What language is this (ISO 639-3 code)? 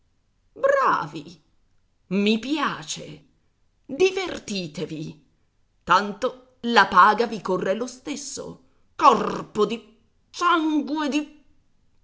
ita